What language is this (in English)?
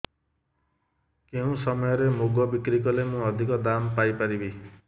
Odia